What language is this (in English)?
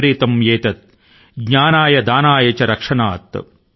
Telugu